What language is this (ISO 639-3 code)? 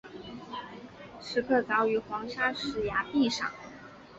zho